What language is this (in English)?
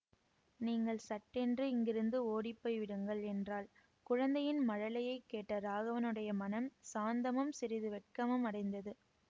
Tamil